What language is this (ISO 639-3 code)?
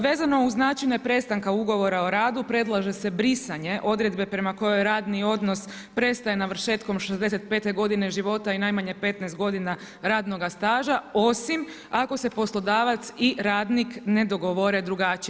hrv